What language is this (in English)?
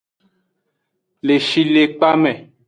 Aja (Benin)